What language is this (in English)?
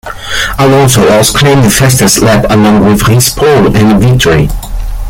English